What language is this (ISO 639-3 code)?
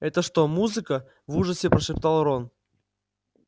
rus